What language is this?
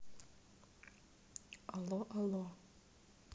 Russian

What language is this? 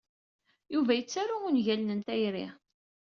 Kabyle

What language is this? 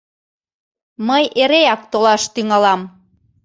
Mari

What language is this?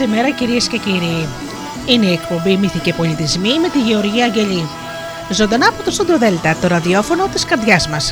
Greek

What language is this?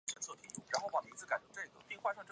Chinese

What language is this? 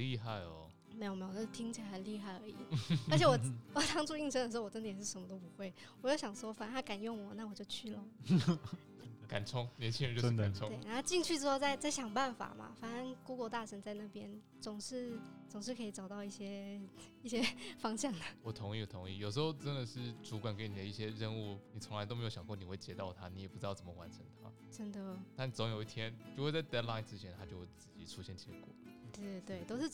Chinese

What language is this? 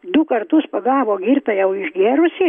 Lithuanian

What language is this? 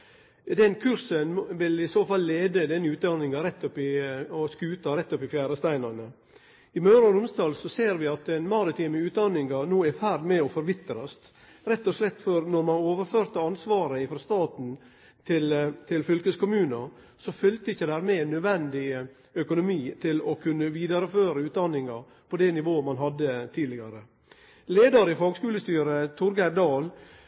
Norwegian Nynorsk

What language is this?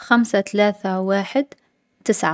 Algerian Arabic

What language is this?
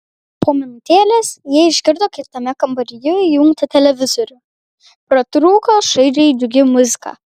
Lithuanian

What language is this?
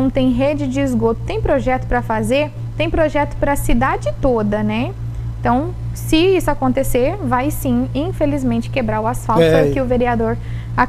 Portuguese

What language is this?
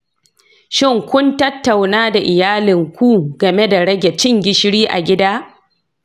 Hausa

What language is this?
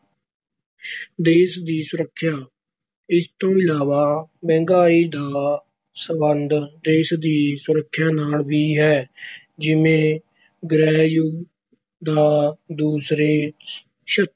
Punjabi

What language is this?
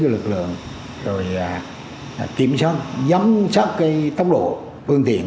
Vietnamese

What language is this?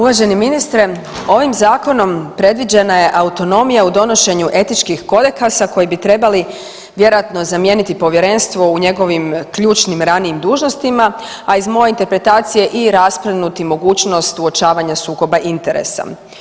Croatian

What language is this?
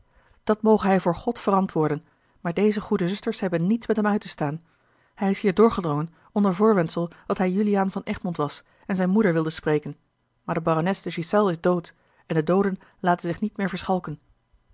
Dutch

